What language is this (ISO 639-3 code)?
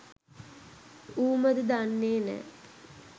sin